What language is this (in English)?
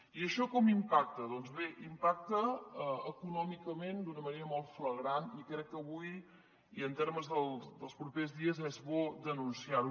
Catalan